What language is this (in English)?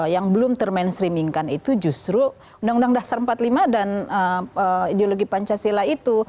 Indonesian